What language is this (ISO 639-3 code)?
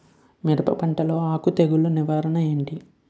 tel